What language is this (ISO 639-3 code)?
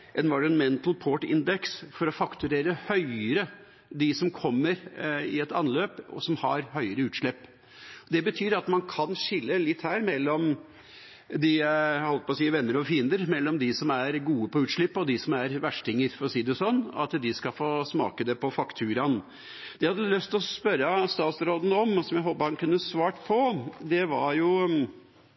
nob